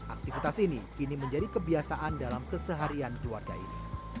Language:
Indonesian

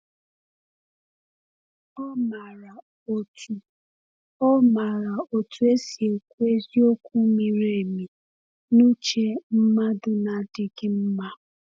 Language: Igbo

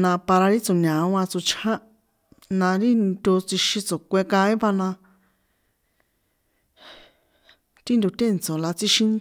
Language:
San Juan Atzingo Popoloca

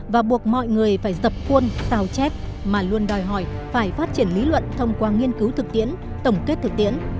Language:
Vietnamese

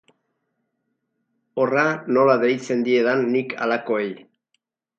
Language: Basque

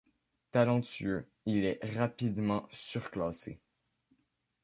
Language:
French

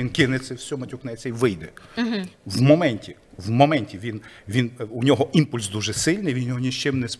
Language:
Ukrainian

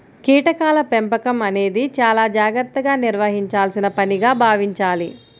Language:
Telugu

